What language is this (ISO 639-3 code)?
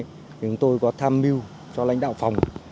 vie